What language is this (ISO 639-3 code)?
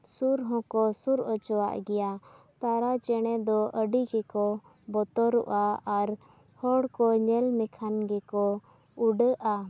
sat